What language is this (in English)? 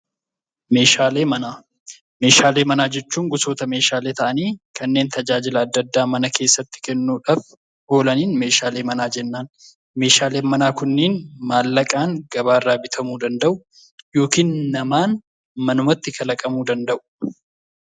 Oromo